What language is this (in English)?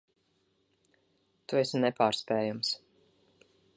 Latvian